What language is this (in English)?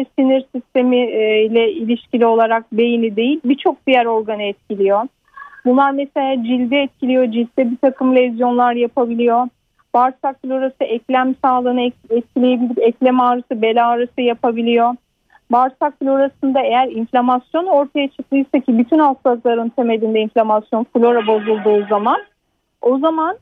Turkish